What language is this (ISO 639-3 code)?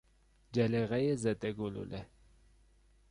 fas